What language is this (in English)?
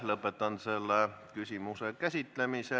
Estonian